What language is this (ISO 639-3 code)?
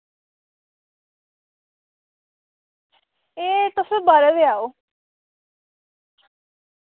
doi